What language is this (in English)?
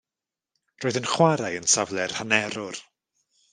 Welsh